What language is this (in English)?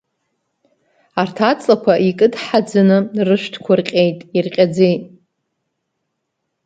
Abkhazian